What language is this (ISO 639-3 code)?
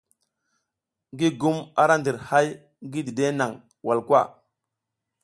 giz